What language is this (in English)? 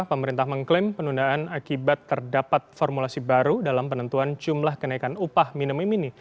Indonesian